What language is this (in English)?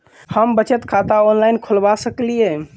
Maithili